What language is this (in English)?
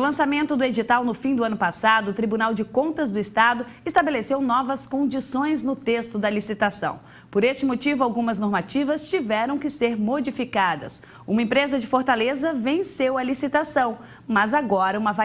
Portuguese